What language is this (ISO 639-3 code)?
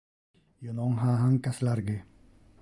ina